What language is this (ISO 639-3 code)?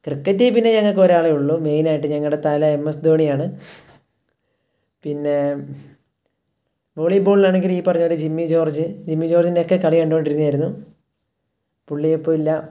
mal